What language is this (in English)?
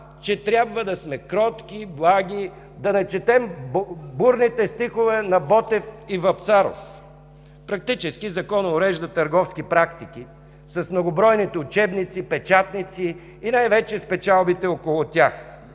Bulgarian